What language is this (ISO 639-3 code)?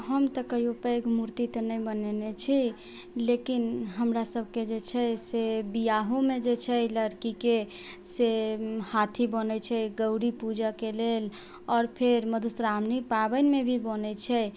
mai